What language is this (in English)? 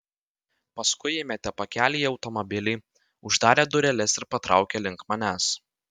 Lithuanian